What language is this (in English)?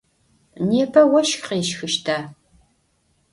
Adyghe